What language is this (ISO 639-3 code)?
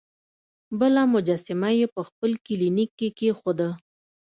pus